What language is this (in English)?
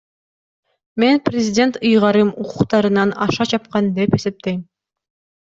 Kyrgyz